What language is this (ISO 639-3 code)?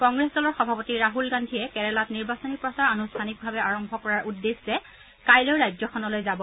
asm